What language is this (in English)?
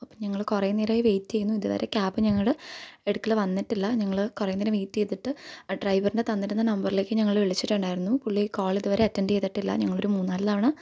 Malayalam